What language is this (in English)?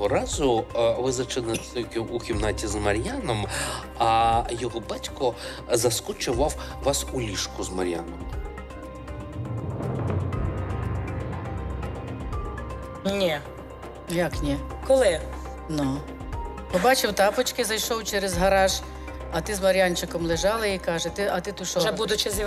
Ukrainian